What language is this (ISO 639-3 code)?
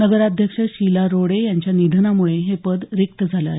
mar